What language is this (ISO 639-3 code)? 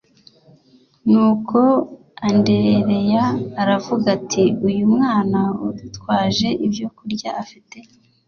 kin